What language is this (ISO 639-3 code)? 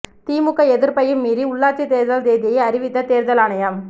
tam